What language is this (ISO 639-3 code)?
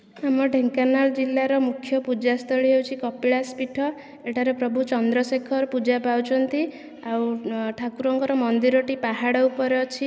ori